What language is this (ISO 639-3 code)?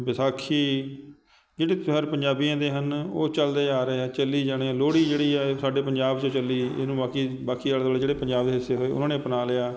pan